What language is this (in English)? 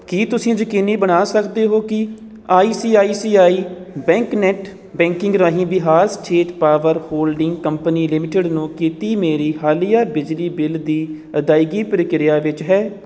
Punjabi